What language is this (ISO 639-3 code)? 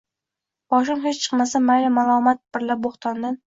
uzb